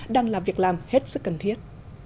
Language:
Vietnamese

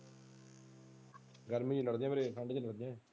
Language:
Punjabi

